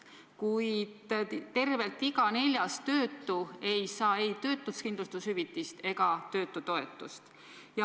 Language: Estonian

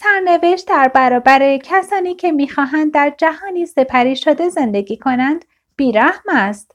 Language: Persian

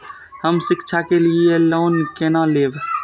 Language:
Maithili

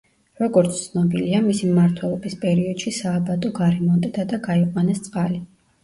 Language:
Georgian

